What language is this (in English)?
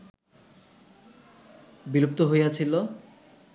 Bangla